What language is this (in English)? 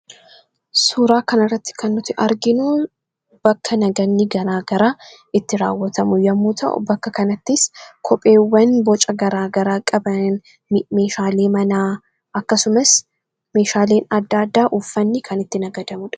Oromo